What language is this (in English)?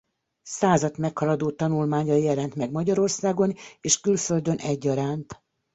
Hungarian